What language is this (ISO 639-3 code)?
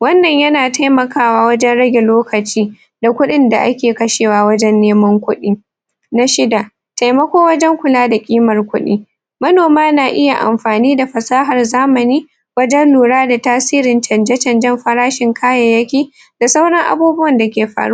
hau